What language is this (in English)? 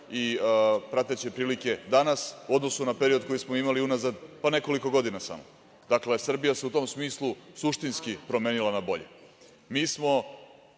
Serbian